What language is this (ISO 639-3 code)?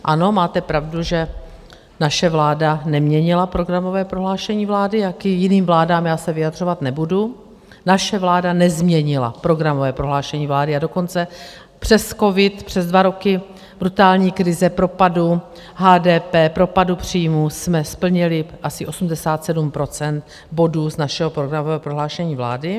ces